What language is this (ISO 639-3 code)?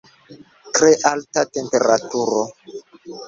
epo